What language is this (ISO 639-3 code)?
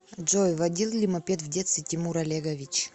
rus